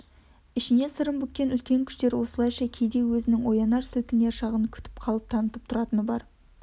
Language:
Kazakh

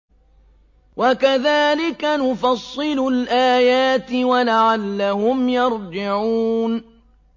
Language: Arabic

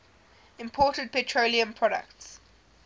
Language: English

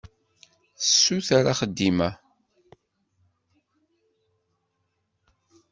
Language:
Kabyle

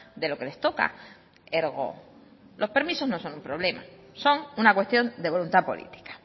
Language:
Spanish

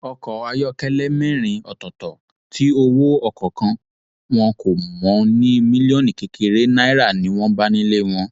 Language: Yoruba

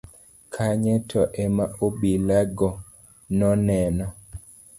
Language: Luo (Kenya and Tanzania)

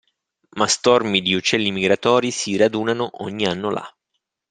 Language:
Italian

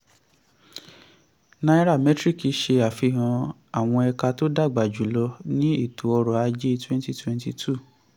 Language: Yoruba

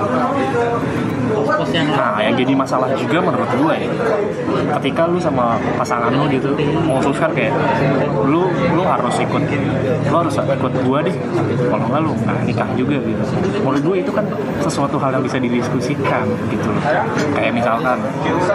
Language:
Indonesian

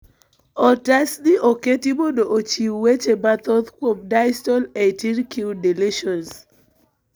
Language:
Luo (Kenya and Tanzania)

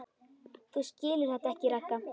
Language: Icelandic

